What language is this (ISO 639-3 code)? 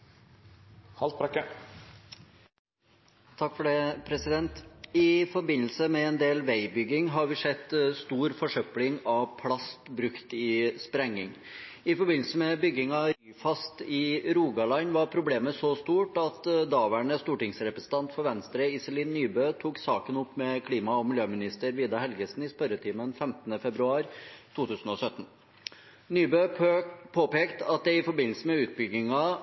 nob